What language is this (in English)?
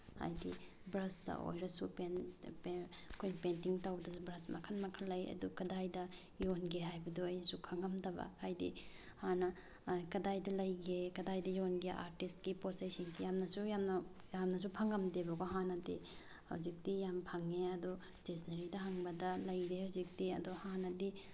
Manipuri